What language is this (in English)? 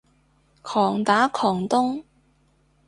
Cantonese